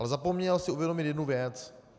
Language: Czech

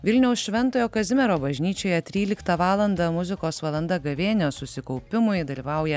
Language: Lithuanian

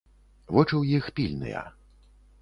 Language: Belarusian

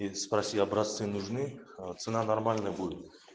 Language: Russian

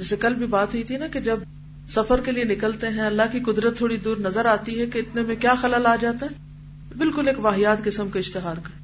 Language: Urdu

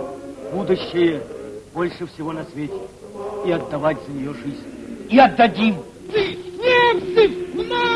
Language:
Russian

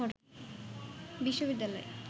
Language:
Bangla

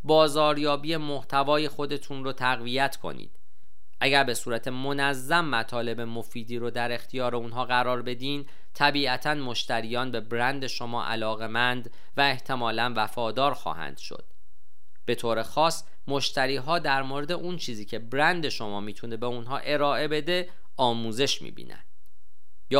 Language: Persian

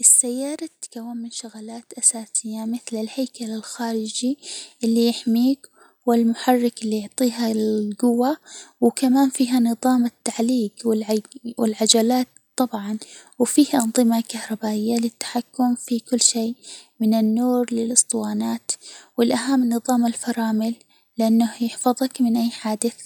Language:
Hijazi Arabic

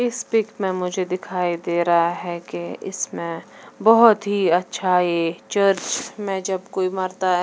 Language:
Hindi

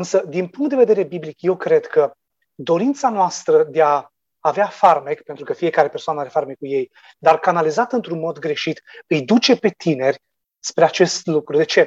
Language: Romanian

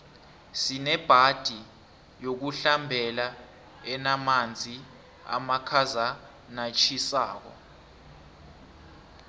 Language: South Ndebele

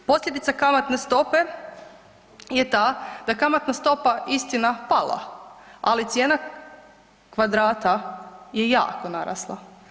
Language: Croatian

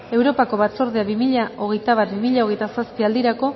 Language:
Basque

